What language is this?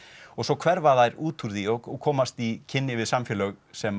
Icelandic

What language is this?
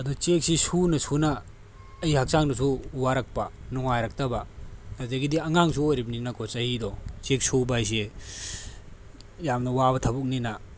Manipuri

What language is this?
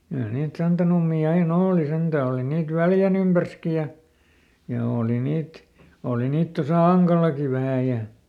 Finnish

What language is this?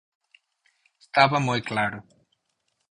Galician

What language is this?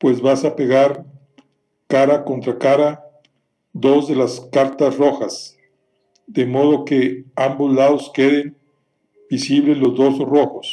Spanish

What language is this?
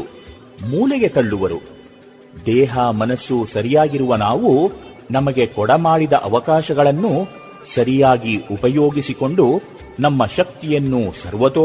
Kannada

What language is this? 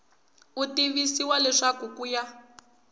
Tsonga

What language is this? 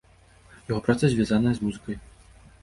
Belarusian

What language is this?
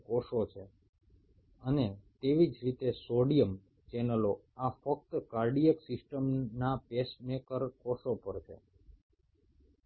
Bangla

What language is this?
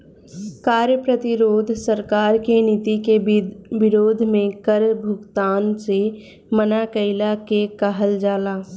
Bhojpuri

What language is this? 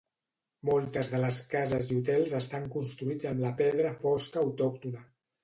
Catalan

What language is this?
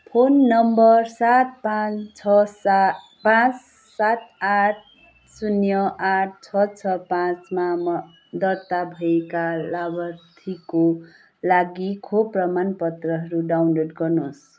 Nepali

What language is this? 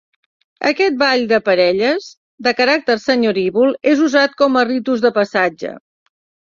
Catalan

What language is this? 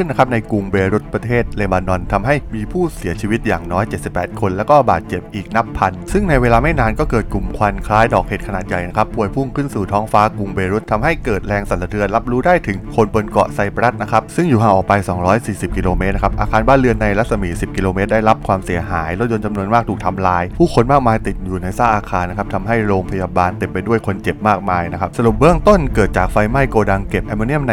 Thai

